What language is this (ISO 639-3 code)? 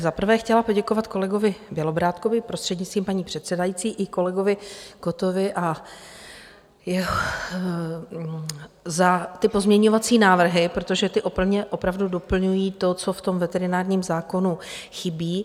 ces